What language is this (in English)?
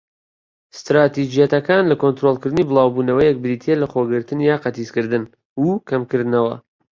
Central Kurdish